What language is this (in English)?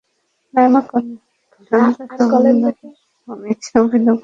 Bangla